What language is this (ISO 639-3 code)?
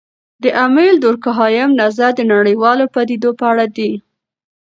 pus